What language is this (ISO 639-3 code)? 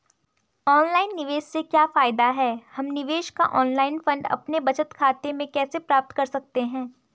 hin